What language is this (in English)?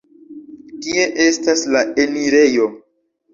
Esperanto